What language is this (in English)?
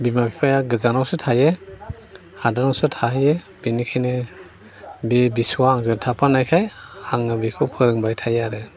Bodo